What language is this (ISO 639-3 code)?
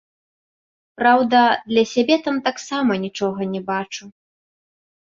bel